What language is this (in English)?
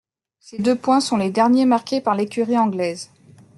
French